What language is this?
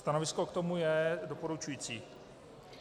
Czech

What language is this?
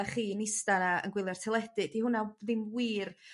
Welsh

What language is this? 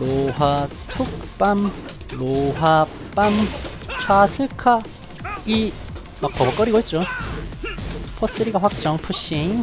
Korean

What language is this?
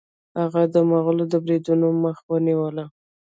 Pashto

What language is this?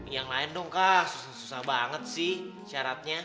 Indonesian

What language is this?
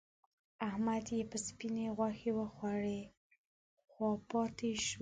Pashto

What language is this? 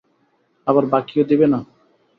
Bangla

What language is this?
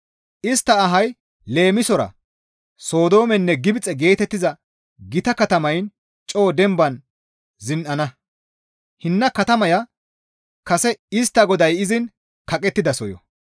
Gamo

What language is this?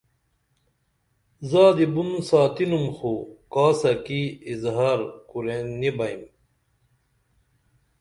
Dameli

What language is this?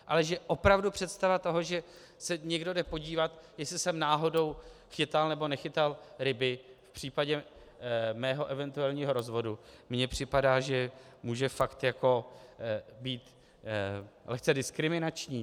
Czech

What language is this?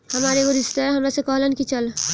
Bhojpuri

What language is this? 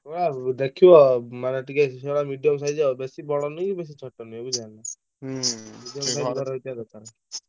Odia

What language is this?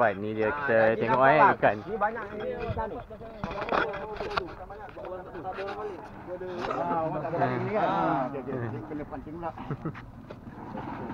Malay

